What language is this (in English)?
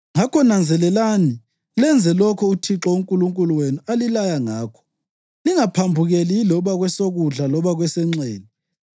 North Ndebele